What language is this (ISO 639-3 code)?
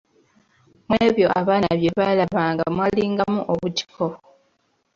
lug